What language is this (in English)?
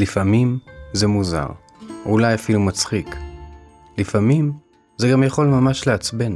Hebrew